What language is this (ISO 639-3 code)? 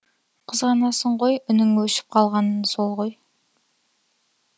kaz